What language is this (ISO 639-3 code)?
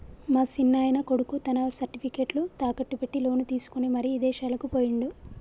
tel